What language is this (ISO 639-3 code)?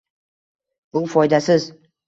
uzb